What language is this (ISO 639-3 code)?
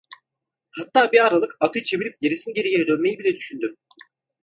tur